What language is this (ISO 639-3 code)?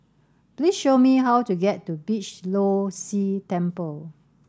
eng